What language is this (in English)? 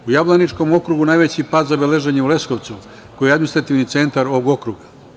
Serbian